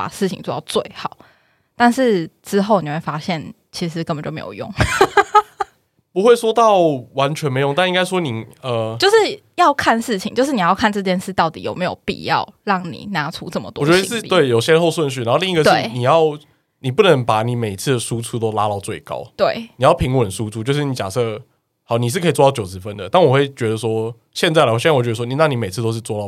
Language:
Chinese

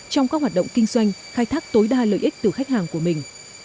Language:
Vietnamese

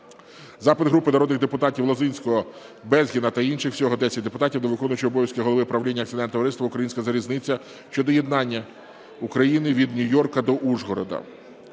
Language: Ukrainian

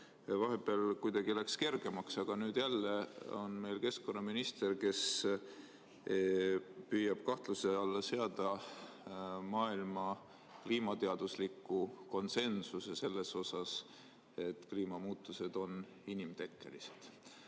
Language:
Estonian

